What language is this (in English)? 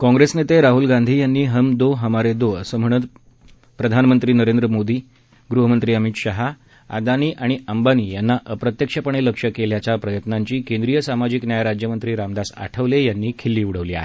Marathi